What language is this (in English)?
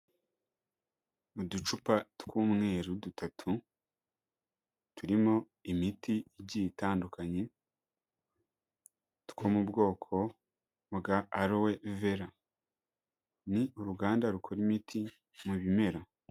Kinyarwanda